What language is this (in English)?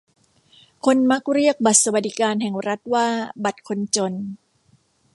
Thai